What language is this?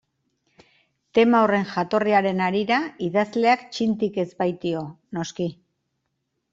Basque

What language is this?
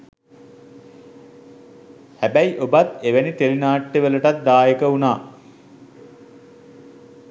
Sinhala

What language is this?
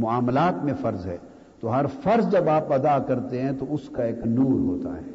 Urdu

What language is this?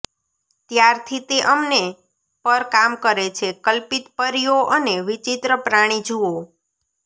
Gujarati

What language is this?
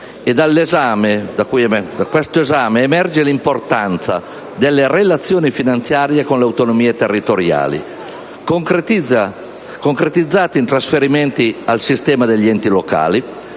Italian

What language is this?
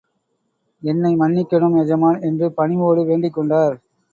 Tamil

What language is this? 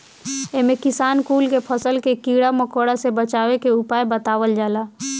Bhojpuri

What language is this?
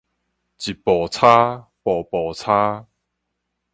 Min Nan Chinese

